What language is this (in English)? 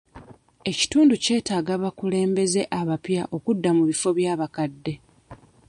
Ganda